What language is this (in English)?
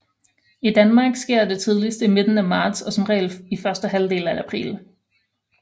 Danish